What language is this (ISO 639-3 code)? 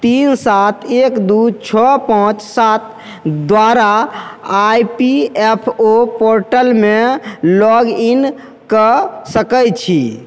mai